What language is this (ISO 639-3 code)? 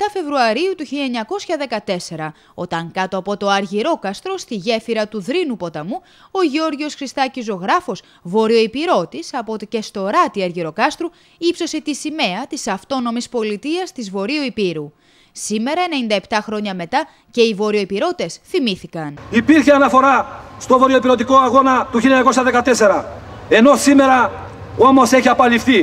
ell